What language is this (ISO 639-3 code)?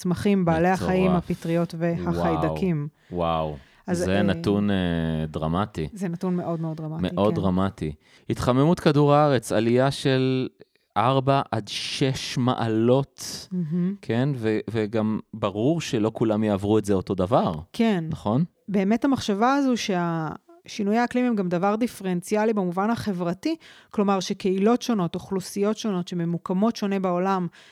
heb